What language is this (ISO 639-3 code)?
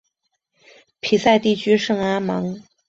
zho